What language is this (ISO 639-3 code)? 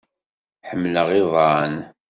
kab